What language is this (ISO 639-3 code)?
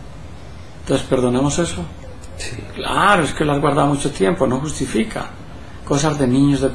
spa